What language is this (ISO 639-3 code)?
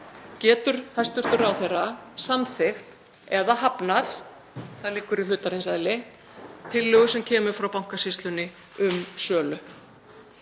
isl